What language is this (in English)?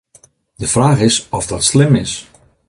Western Frisian